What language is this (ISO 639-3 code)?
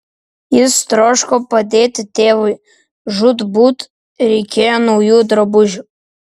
lit